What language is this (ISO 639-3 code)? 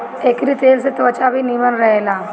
bho